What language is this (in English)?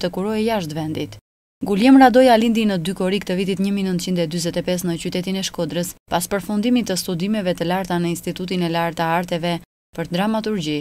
Romanian